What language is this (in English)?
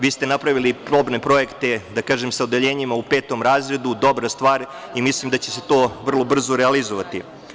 Serbian